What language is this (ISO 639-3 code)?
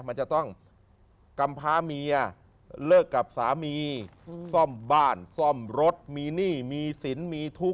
tha